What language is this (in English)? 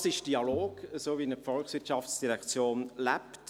Swiss German